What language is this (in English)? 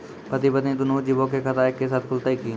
Maithili